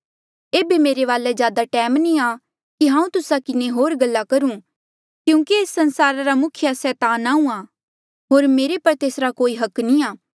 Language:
Mandeali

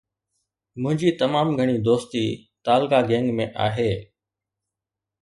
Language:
Sindhi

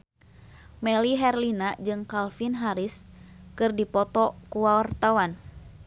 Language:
Sundanese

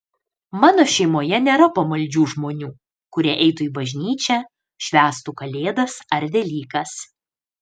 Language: Lithuanian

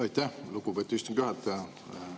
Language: Estonian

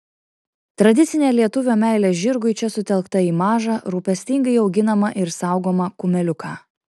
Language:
Lithuanian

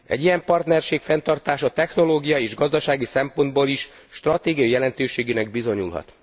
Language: Hungarian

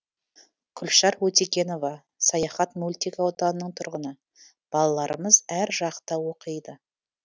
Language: Kazakh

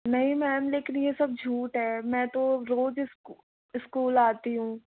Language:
Hindi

